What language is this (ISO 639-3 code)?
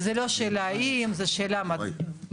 heb